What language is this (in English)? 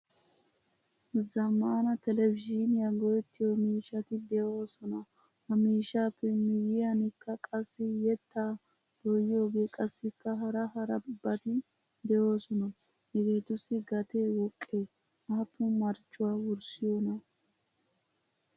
Wolaytta